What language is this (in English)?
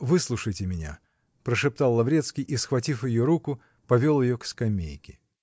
Russian